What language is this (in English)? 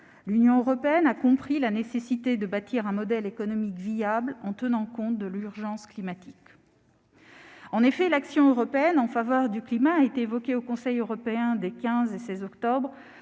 French